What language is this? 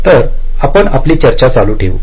Marathi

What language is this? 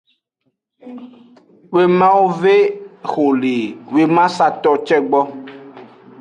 Aja (Benin)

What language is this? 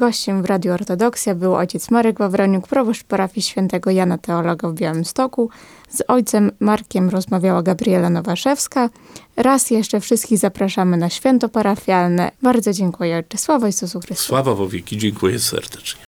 Polish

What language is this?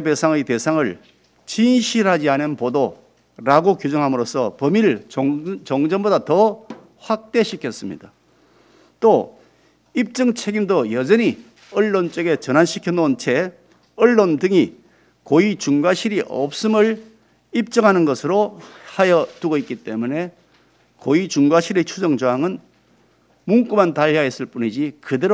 Korean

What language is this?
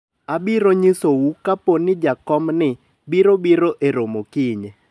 Luo (Kenya and Tanzania)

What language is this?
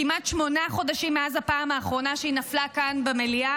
Hebrew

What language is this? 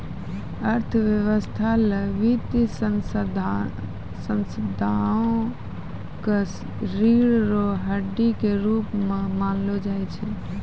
Maithili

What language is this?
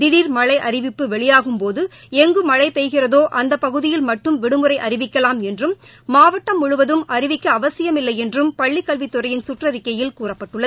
Tamil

